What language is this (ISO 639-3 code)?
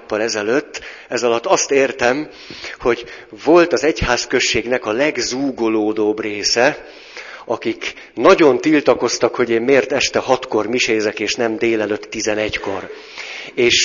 hun